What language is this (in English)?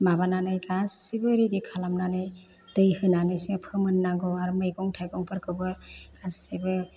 Bodo